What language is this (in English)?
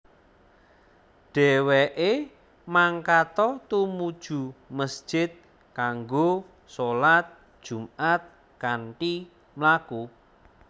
Javanese